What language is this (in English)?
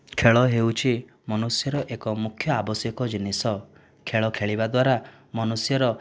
Odia